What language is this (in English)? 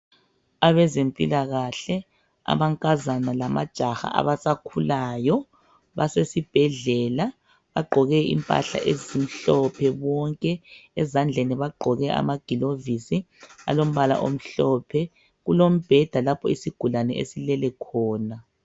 North Ndebele